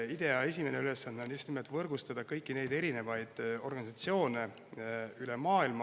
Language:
Estonian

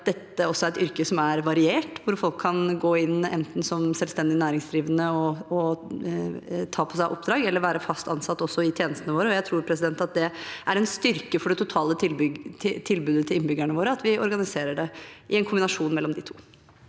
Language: Norwegian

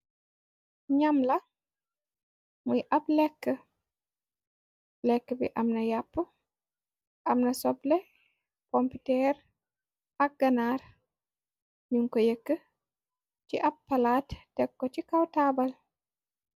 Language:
Wolof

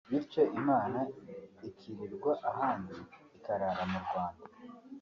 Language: Kinyarwanda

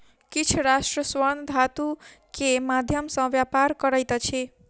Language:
Maithili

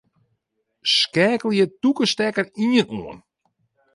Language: Western Frisian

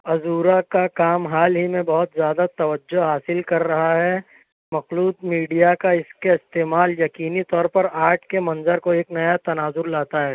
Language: Urdu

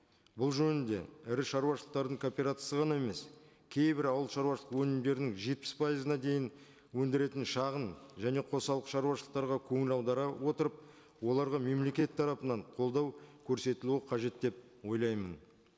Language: Kazakh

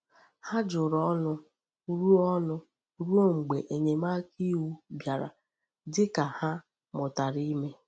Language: Igbo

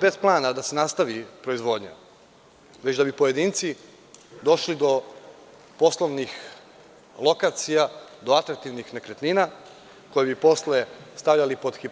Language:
Serbian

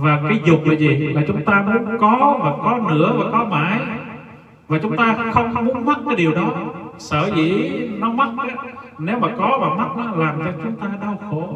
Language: Vietnamese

